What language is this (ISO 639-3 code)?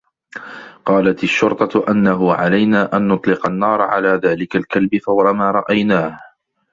ara